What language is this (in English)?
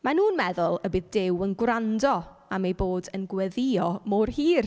Welsh